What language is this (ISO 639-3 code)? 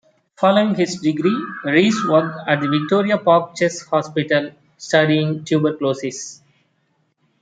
eng